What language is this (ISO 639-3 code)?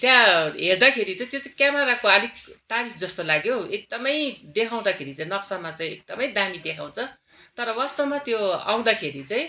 nep